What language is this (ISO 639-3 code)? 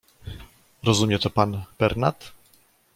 pol